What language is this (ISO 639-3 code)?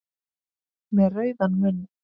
isl